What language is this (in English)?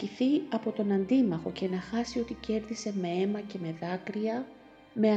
Greek